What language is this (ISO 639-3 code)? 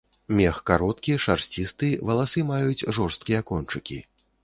bel